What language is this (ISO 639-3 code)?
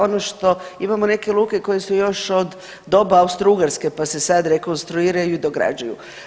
hrv